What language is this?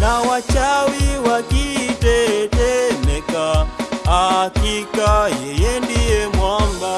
Swahili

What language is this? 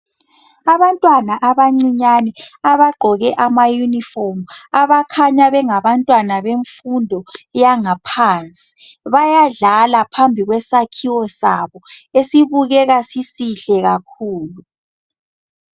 North Ndebele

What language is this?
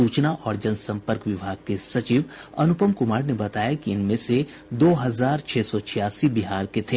Hindi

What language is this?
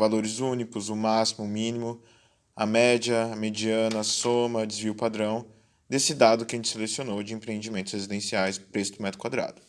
Portuguese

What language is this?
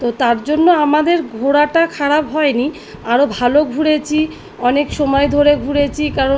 Bangla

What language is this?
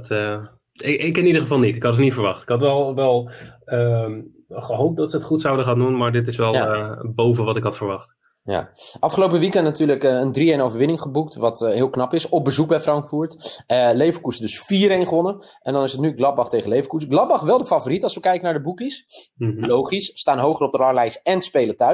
Dutch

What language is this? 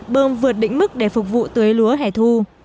Vietnamese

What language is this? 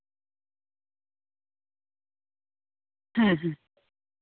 Santali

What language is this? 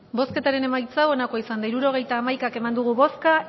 Basque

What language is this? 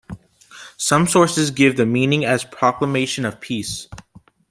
English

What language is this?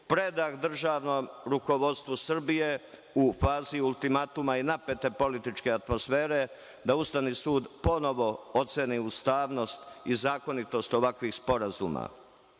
Serbian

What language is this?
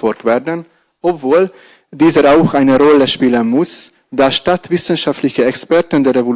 German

